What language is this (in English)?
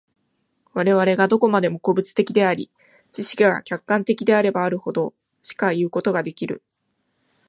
Japanese